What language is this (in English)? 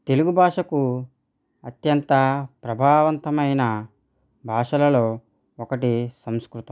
Telugu